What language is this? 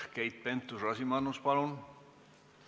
Estonian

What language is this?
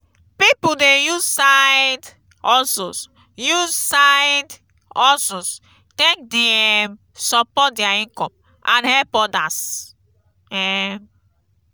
Nigerian Pidgin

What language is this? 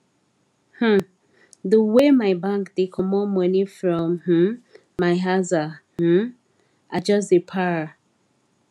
Nigerian Pidgin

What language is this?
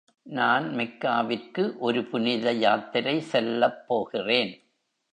Tamil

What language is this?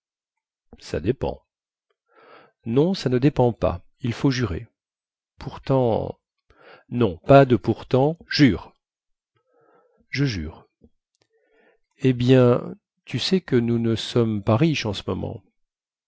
French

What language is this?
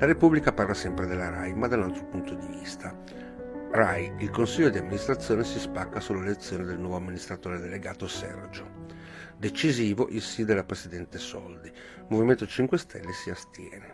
Italian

